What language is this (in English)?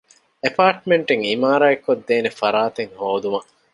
Divehi